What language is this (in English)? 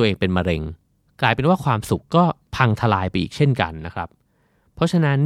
Thai